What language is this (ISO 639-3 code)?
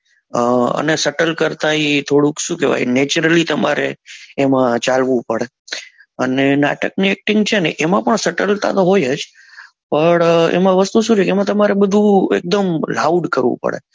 guj